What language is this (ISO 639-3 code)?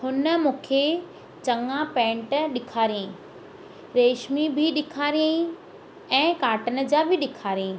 snd